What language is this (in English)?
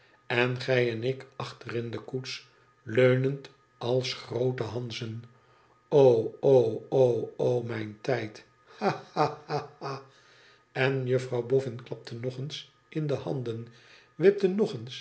Dutch